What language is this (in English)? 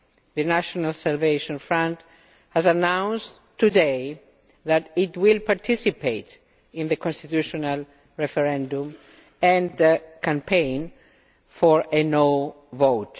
English